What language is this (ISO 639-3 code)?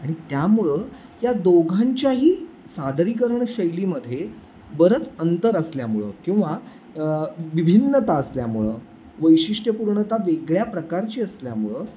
mar